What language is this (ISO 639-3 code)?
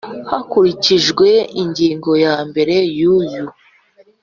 kin